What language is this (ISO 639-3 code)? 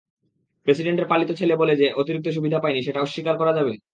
ben